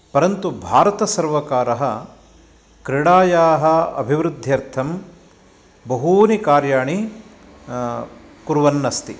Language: Sanskrit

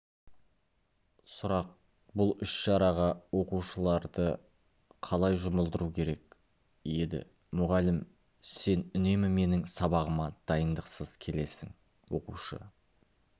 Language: Kazakh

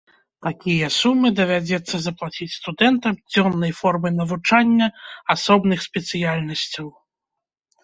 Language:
Belarusian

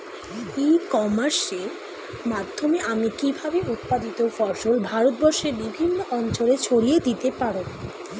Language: Bangla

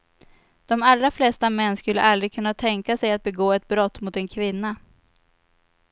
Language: Swedish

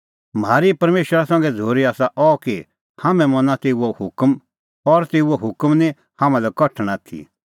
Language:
Kullu Pahari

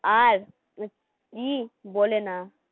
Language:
Bangla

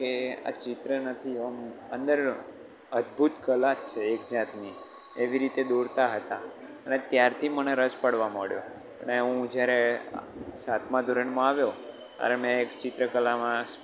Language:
Gujarati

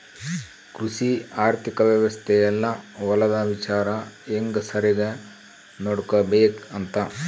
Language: Kannada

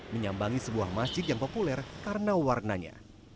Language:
Indonesian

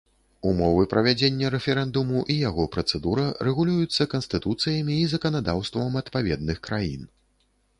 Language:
Belarusian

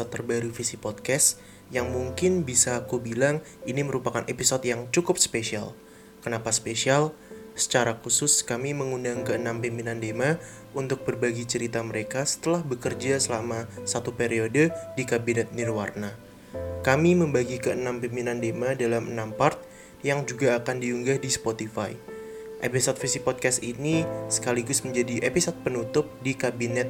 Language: Indonesian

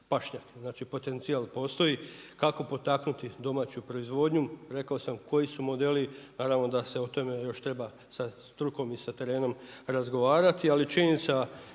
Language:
Croatian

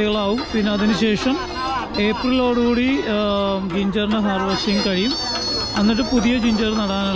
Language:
Thai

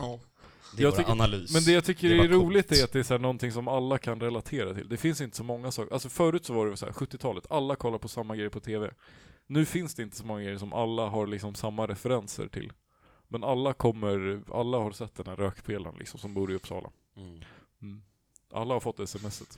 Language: Swedish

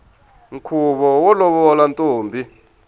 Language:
Tsonga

